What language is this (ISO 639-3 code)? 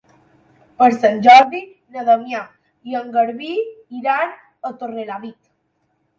cat